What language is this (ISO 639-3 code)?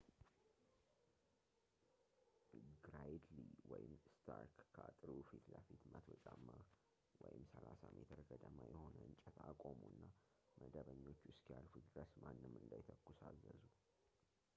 amh